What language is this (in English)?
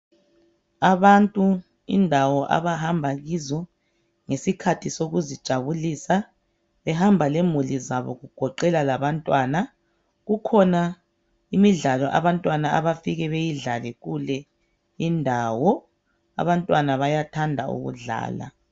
North Ndebele